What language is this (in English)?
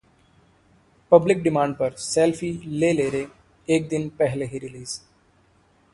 Hindi